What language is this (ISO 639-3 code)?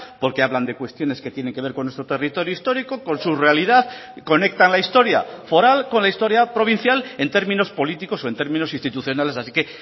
spa